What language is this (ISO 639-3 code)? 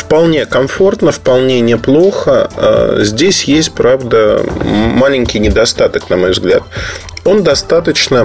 rus